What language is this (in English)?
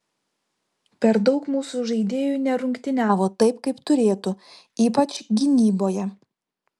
Lithuanian